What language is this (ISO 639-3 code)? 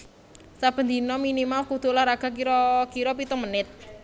jav